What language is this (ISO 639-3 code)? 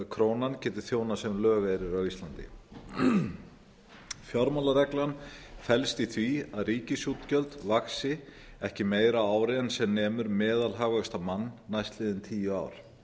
isl